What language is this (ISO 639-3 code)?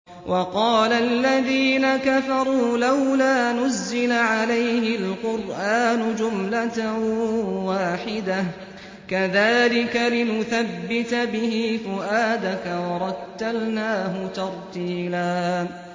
ara